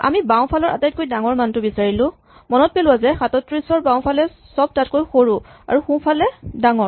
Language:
Assamese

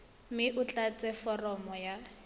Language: Tswana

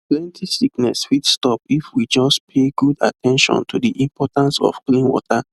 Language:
Nigerian Pidgin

